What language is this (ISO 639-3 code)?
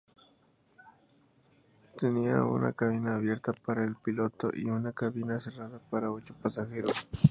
spa